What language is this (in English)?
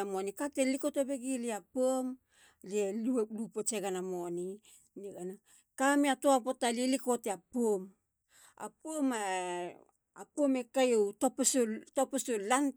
Halia